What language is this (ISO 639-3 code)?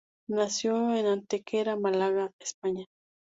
spa